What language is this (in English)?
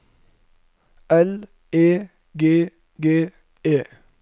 Norwegian